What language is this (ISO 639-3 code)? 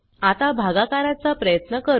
mar